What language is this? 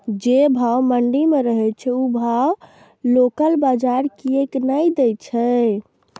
Maithili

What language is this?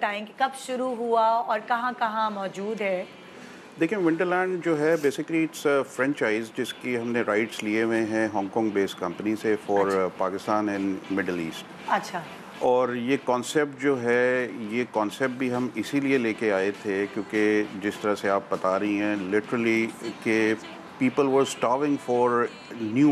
Hindi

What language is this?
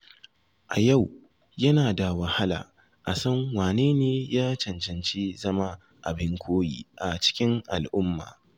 Hausa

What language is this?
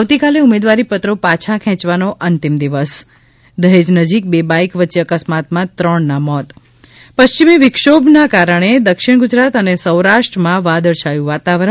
Gujarati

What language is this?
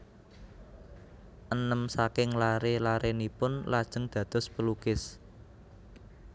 Javanese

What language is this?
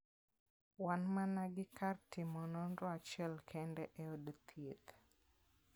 Luo (Kenya and Tanzania)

